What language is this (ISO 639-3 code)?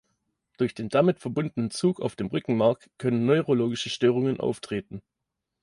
deu